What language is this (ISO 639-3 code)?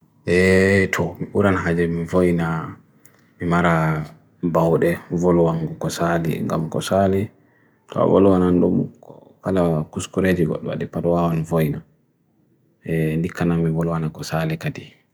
fui